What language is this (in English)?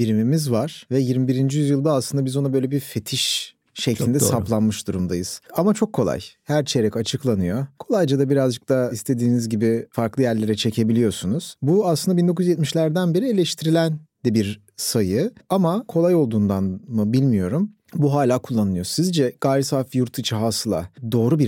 Turkish